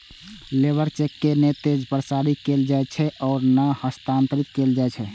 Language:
Maithili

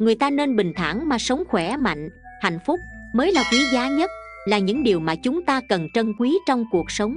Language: Vietnamese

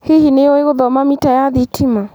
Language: Kikuyu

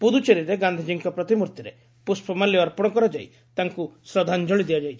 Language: Odia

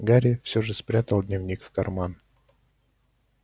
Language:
Russian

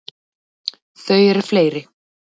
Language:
Icelandic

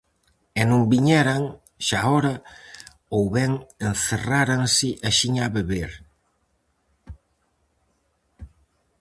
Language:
Galician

